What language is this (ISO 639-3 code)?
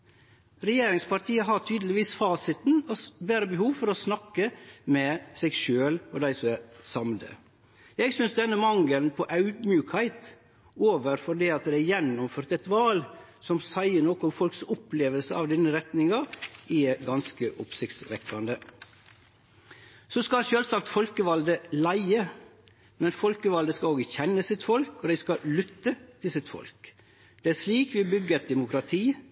nno